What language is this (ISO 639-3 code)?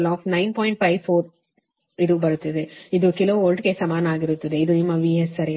kan